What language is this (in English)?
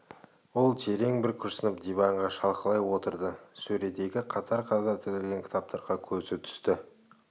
Kazakh